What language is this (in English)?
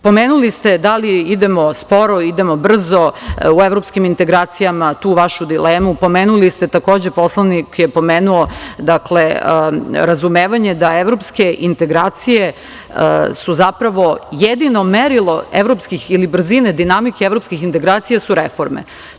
Serbian